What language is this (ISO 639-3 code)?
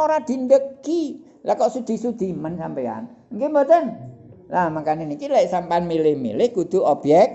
ind